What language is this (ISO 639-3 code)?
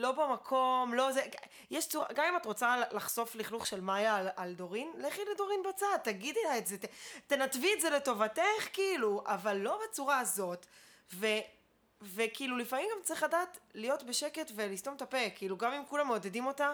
heb